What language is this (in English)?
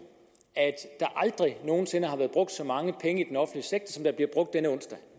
Danish